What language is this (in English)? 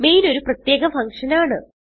Malayalam